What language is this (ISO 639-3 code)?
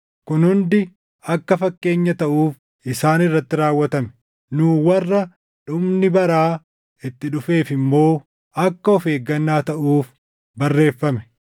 orm